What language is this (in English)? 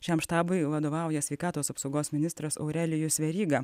Lithuanian